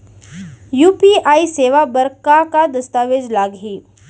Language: Chhattisgarhi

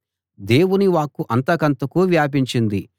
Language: Telugu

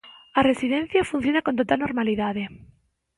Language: Galician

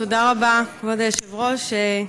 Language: Hebrew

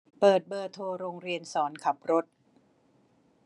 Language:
Thai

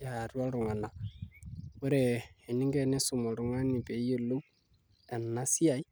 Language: Masai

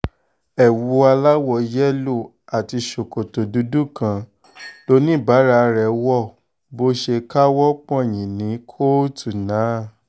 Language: Yoruba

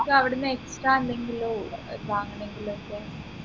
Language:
Malayalam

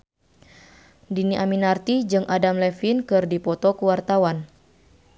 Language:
Sundanese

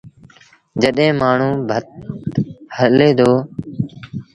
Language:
Sindhi Bhil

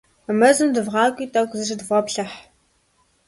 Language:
Kabardian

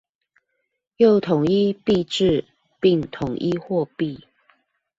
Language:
Chinese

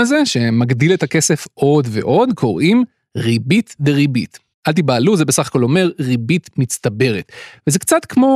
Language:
Hebrew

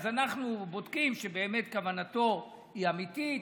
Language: Hebrew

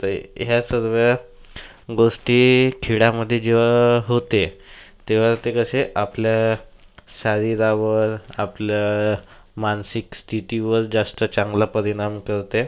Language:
Marathi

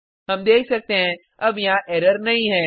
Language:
Hindi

